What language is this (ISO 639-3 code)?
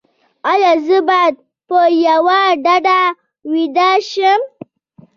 pus